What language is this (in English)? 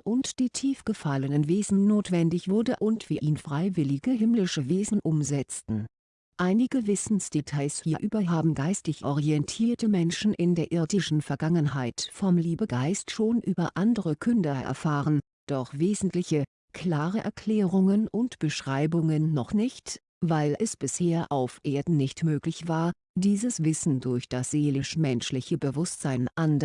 German